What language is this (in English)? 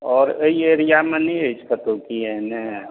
Maithili